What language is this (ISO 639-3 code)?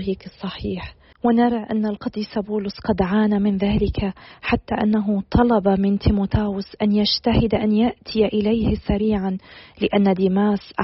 ara